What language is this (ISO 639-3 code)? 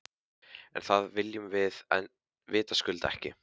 isl